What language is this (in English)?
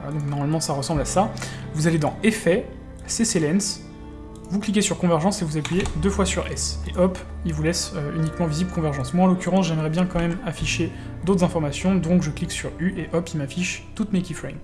French